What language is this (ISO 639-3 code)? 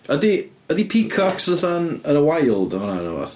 cym